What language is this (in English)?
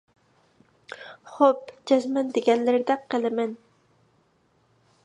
Uyghur